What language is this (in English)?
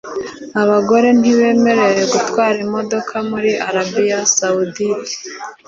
Kinyarwanda